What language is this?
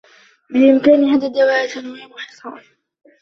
Arabic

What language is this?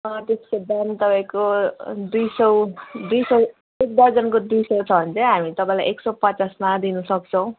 Nepali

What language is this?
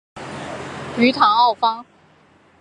Chinese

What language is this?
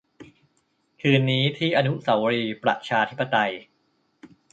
Thai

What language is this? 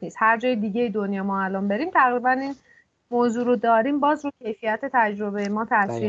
Persian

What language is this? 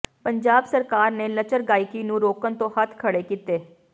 Punjabi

